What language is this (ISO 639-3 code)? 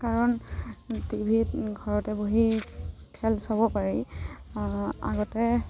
asm